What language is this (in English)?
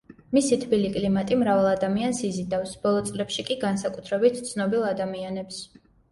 Georgian